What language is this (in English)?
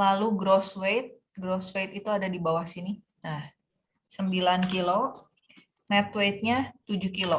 Indonesian